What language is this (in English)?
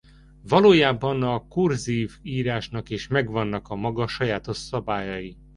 Hungarian